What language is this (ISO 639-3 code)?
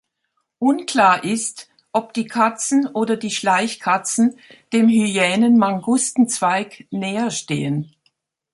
deu